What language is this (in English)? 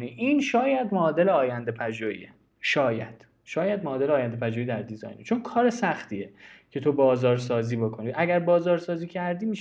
Persian